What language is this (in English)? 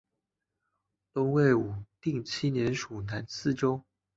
Chinese